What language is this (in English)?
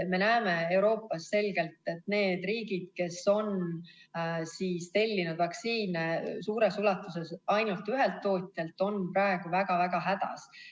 Estonian